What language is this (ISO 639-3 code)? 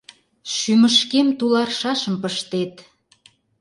chm